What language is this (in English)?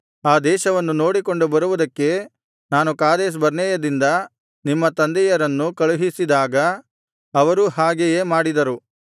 Kannada